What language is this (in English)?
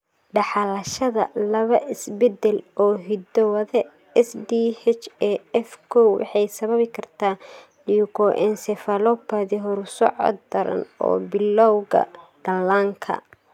Somali